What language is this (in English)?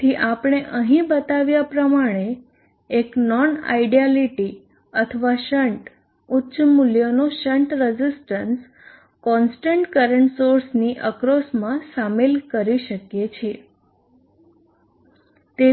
Gujarati